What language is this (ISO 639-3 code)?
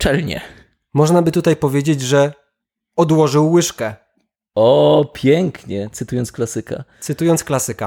pol